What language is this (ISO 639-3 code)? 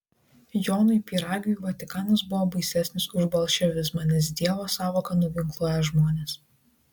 lit